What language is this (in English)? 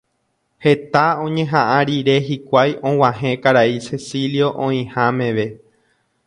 Guarani